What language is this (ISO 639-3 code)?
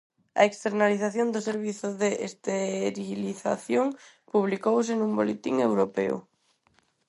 glg